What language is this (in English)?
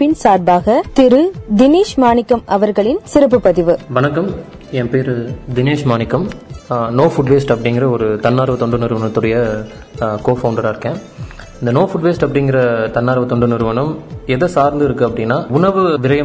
Tamil